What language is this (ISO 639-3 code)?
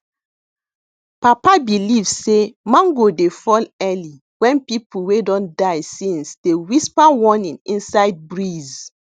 pcm